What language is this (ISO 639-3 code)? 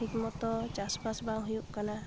sat